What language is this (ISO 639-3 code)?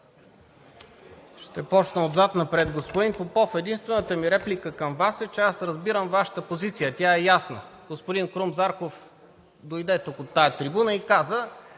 bul